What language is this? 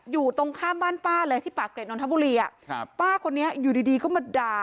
Thai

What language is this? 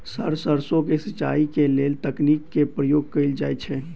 Maithili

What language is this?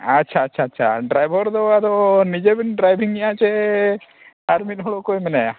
Santali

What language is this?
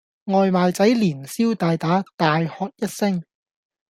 Cantonese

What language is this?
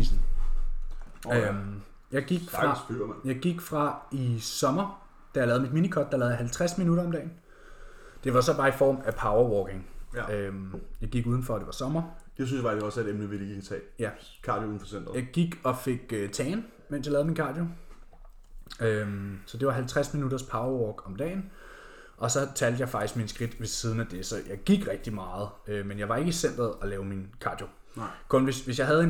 Danish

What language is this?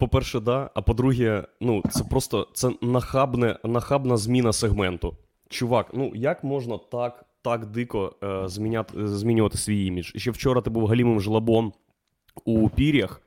Ukrainian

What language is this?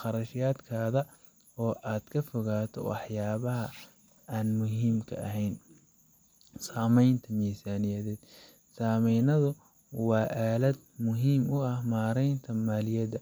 Somali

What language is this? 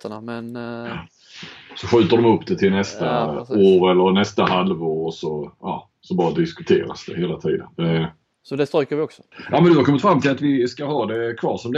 Swedish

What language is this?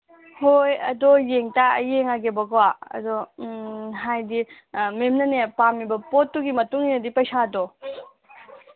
Manipuri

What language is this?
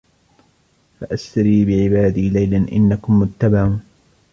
Arabic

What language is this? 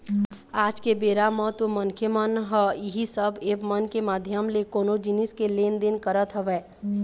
Chhattisgarhi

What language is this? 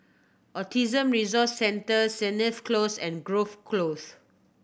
English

